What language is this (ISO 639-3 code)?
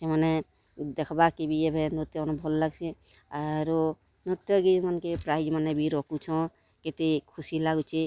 ori